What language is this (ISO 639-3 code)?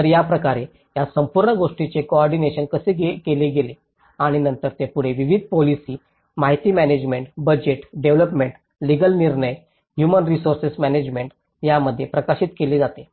mar